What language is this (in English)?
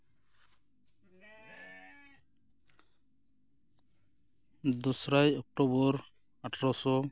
Santali